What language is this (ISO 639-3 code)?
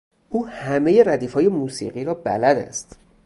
fas